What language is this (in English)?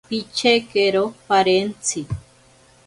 Ashéninka Perené